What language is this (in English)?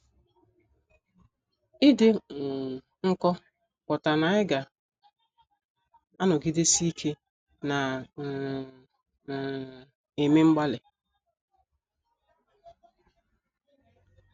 Igbo